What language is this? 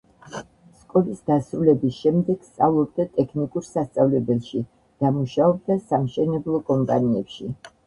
Georgian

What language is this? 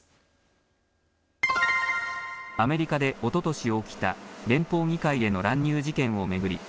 Japanese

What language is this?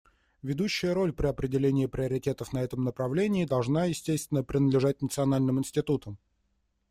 Russian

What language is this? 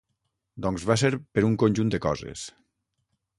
Catalan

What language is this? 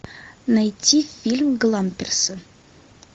Russian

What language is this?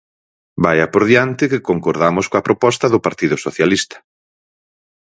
Galician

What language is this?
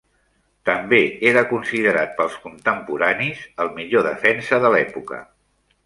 Catalan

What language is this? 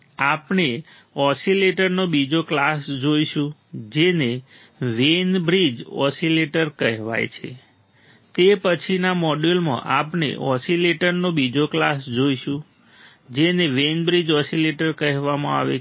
Gujarati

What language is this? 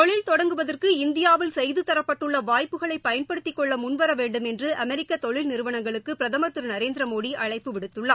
Tamil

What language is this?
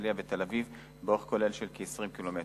Hebrew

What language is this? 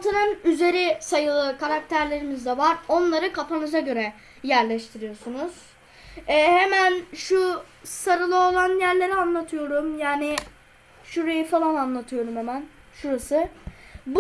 Turkish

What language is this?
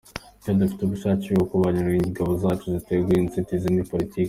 Kinyarwanda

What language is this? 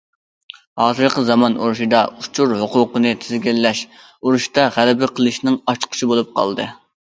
Uyghur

